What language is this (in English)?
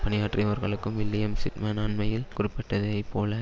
Tamil